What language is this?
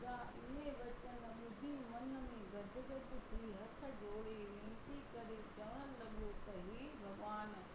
Sindhi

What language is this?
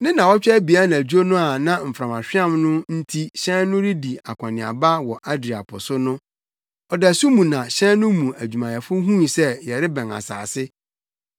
Akan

